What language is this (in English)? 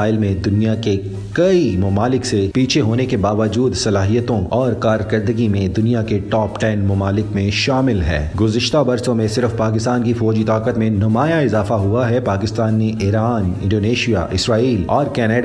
Urdu